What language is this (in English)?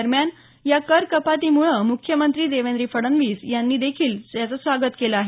Marathi